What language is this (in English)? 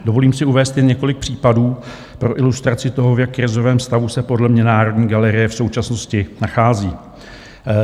Czech